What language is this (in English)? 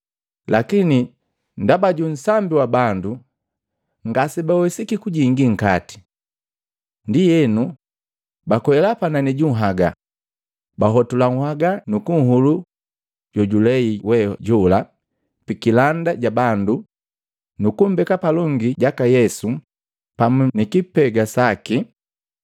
Matengo